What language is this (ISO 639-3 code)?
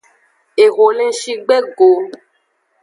ajg